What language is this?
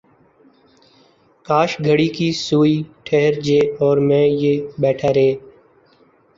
Urdu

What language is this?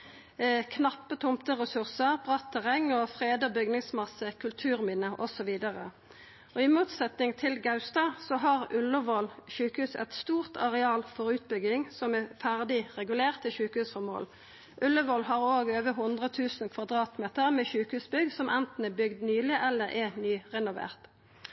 Norwegian Nynorsk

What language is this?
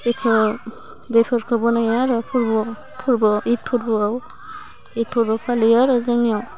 Bodo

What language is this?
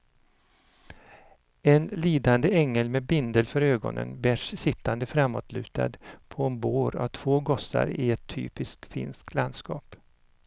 Swedish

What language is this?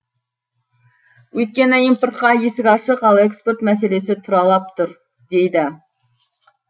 Kazakh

